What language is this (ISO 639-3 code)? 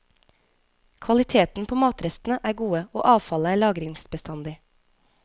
nor